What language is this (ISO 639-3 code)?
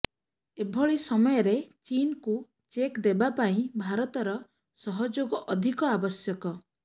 ori